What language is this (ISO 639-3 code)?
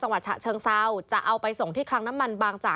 tha